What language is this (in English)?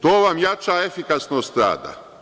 Serbian